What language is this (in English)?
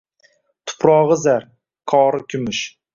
Uzbek